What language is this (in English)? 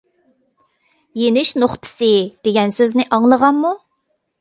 Uyghur